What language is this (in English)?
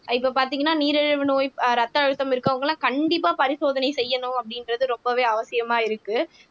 Tamil